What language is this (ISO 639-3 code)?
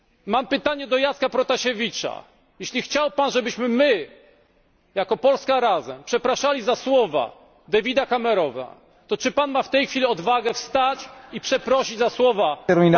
pol